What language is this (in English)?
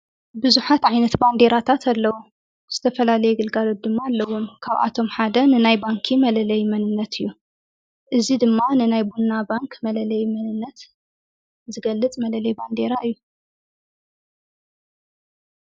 Tigrinya